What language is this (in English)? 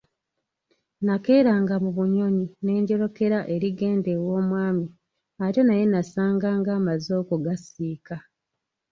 Ganda